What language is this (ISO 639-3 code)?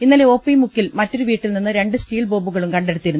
mal